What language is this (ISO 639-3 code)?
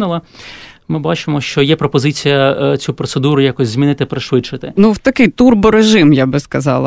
ukr